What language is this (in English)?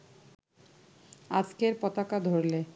Bangla